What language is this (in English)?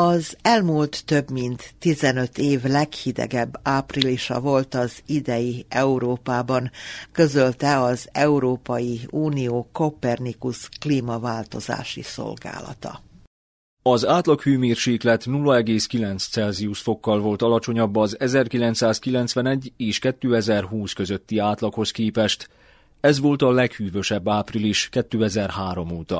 Hungarian